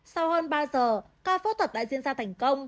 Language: Vietnamese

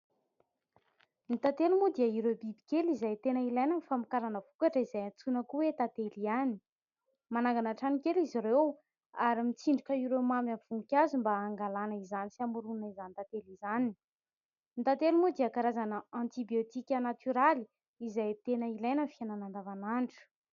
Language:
Malagasy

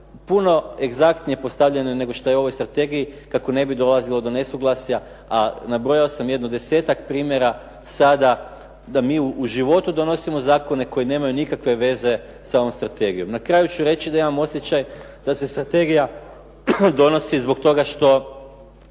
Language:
Croatian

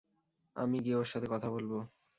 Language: Bangla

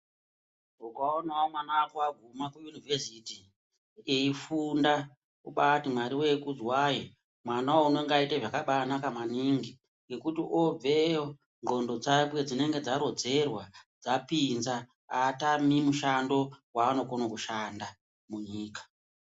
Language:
Ndau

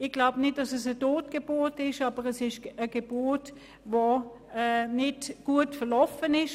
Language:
Swiss German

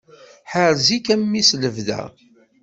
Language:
Kabyle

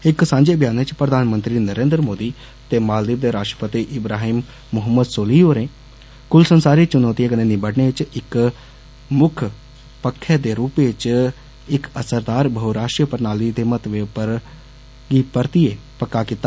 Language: Dogri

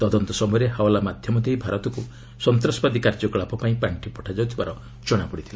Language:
Odia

